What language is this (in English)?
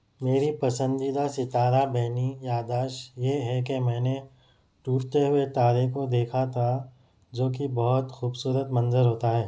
Urdu